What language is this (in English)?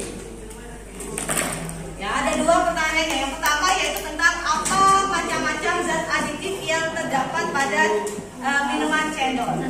Indonesian